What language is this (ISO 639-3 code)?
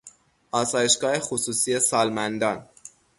fas